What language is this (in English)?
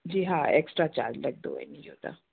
Sindhi